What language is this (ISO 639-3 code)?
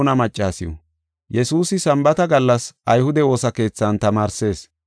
gof